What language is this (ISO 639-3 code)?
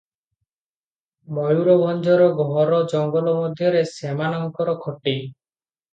ori